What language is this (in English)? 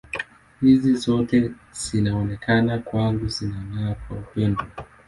Swahili